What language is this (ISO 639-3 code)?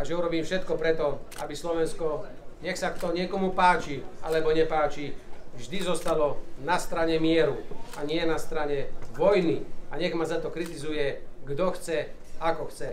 slk